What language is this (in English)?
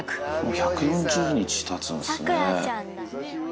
Japanese